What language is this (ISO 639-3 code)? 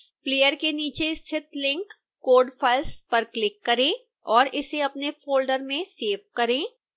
hin